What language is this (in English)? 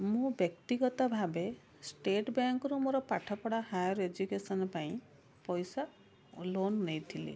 Odia